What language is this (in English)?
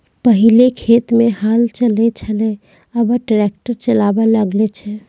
Maithili